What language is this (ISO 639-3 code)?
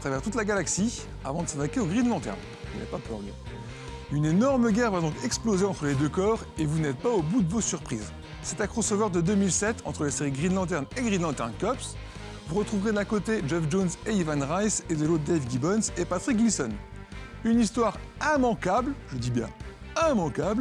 fra